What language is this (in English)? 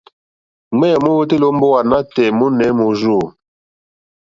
Mokpwe